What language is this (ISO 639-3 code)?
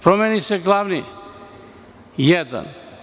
srp